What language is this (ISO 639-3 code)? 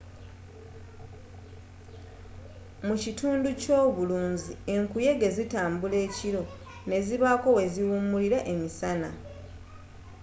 lug